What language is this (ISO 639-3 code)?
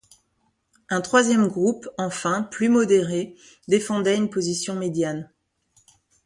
fra